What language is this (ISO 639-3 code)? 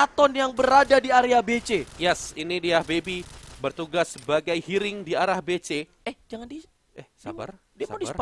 ind